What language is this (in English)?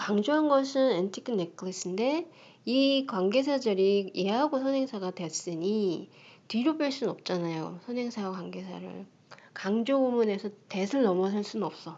Korean